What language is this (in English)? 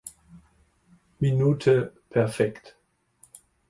German